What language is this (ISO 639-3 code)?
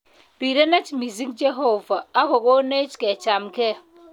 kln